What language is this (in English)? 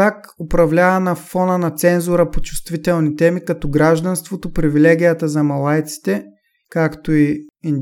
Bulgarian